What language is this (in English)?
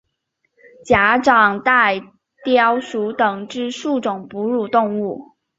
Chinese